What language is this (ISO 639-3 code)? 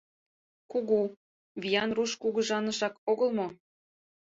chm